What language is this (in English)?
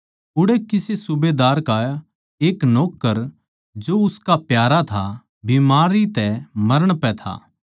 Haryanvi